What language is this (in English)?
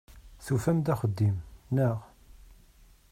Kabyle